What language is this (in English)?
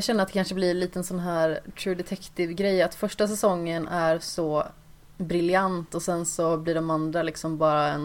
Swedish